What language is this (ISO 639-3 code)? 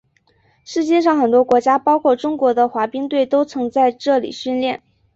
zho